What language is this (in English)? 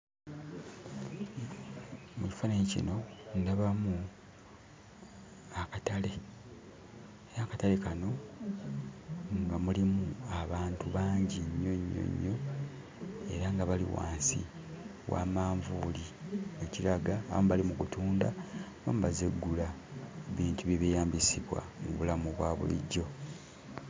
Ganda